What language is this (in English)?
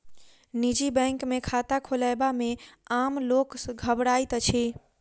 Maithili